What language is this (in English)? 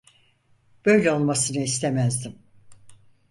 Turkish